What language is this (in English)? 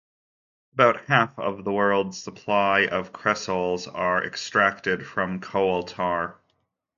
English